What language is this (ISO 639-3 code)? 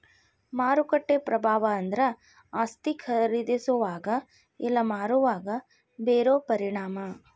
kan